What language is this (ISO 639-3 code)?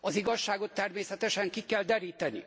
hun